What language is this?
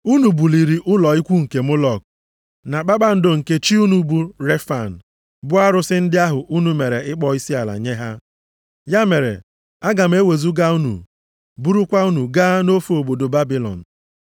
Igbo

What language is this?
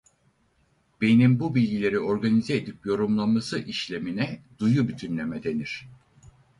Turkish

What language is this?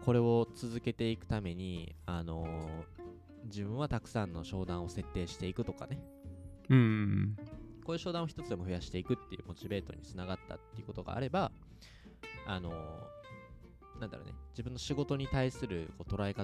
Japanese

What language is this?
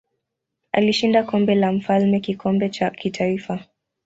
Swahili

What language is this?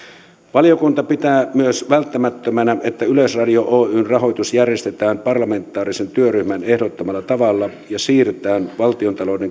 Finnish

